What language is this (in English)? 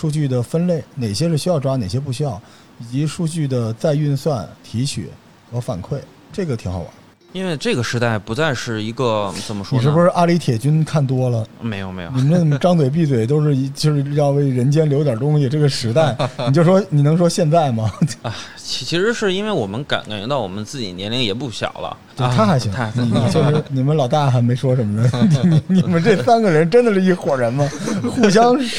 Chinese